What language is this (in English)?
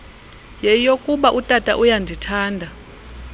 Xhosa